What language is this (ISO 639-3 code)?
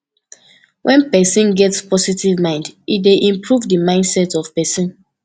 pcm